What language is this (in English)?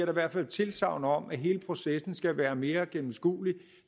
Danish